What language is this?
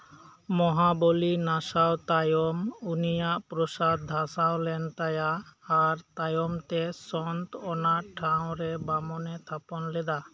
Santali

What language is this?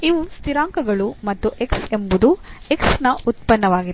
Kannada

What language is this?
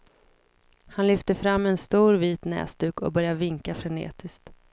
Swedish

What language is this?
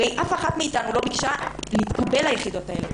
Hebrew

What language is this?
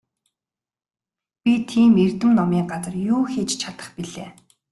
Mongolian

